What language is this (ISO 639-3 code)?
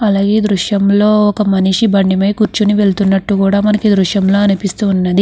tel